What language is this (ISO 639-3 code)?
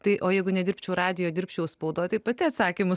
lit